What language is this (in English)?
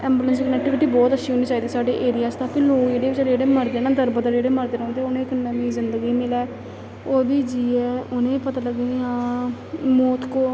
Dogri